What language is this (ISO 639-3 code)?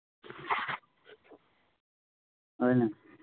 mni